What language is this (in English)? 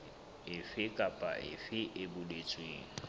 Southern Sotho